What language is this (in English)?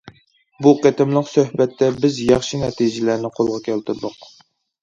Uyghur